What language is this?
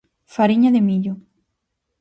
Galician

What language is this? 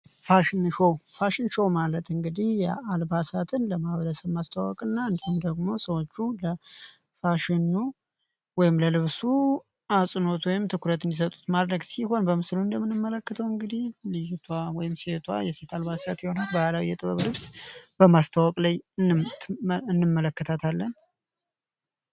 Amharic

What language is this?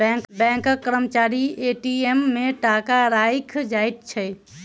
Maithili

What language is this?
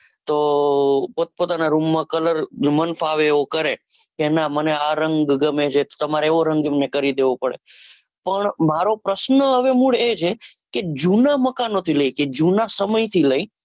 Gujarati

